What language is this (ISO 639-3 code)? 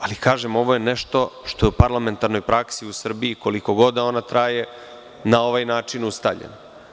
srp